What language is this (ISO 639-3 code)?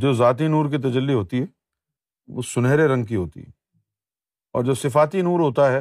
urd